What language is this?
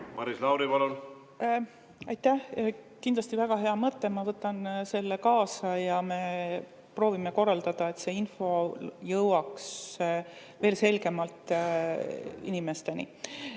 Estonian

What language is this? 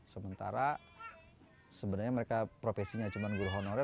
Indonesian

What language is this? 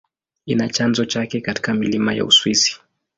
Swahili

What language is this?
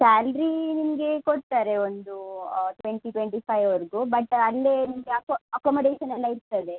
Kannada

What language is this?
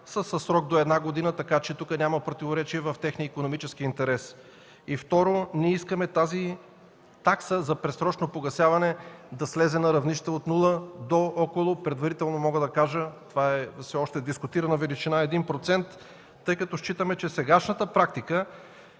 Bulgarian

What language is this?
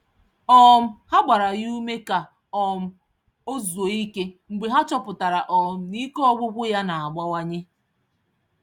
Igbo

